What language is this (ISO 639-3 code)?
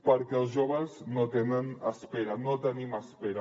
cat